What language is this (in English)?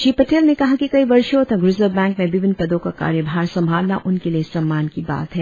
Hindi